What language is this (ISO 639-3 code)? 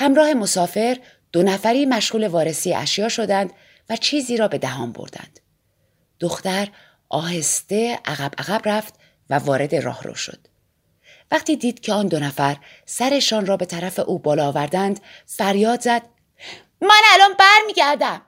fas